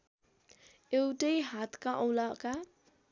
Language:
Nepali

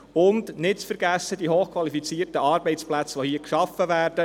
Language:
Swiss German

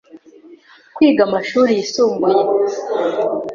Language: Kinyarwanda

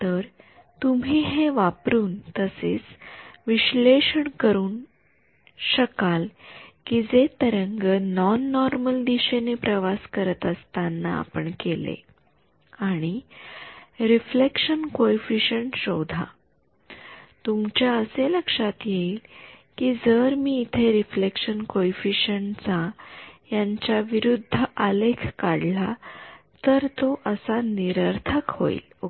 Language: Marathi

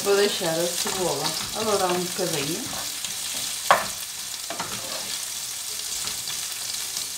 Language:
Portuguese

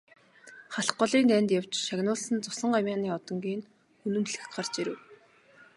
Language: Mongolian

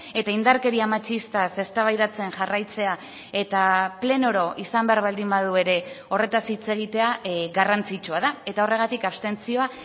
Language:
Basque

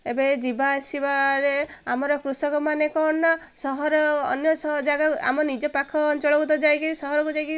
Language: Odia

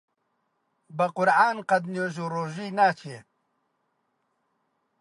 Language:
Central Kurdish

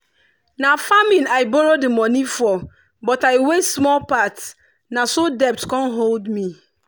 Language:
Nigerian Pidgin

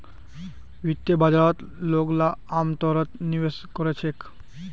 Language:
Magahi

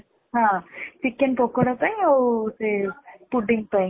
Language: Odia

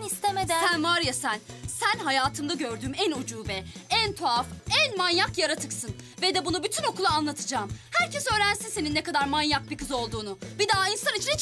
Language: Turkish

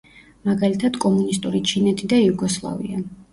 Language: Georgian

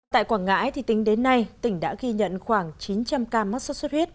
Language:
Vietnamese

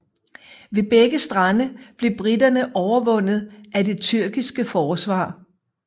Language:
Danish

